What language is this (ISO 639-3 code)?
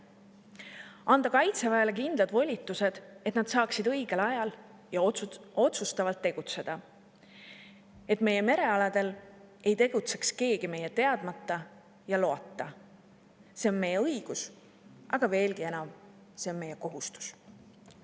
est